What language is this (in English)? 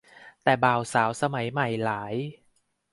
Thai